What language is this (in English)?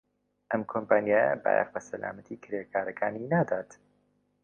Central Kurdish